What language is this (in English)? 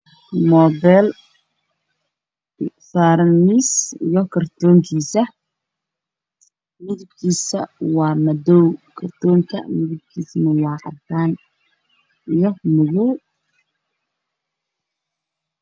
Somali